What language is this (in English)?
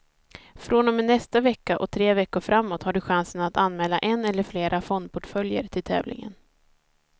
Swedish